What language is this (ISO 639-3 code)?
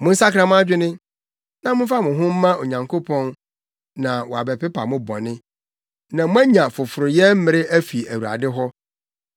aka